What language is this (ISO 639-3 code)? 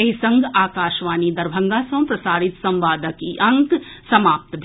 mai